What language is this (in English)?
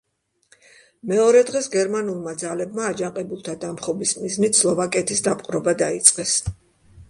Georgian